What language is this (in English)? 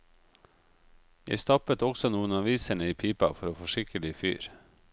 Norwegian